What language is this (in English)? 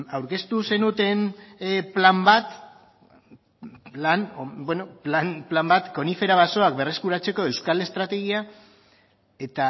Basque